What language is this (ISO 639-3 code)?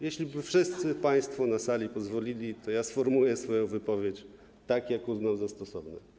pol